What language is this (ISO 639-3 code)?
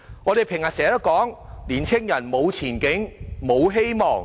yue